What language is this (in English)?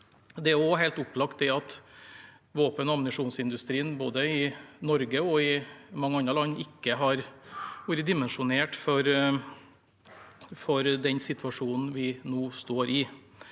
Norwegian